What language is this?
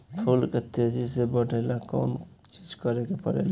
Bhojpuri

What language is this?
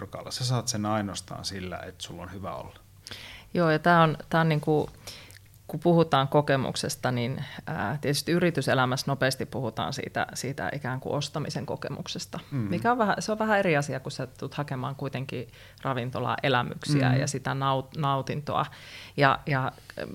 Finnish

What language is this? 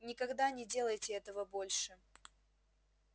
Russian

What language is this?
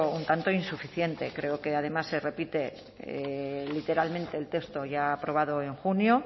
Spanish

